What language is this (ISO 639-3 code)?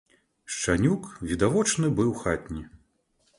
bel